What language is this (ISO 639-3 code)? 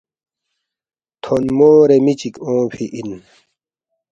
bft